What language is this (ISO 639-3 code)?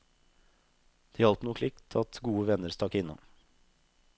nor